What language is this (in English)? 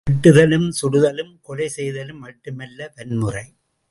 Tamil